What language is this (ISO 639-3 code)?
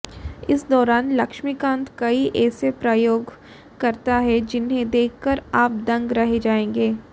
hin